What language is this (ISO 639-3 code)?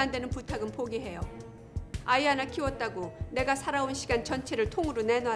kor